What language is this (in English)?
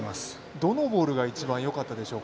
Japanese